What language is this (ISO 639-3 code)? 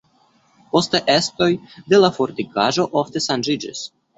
epo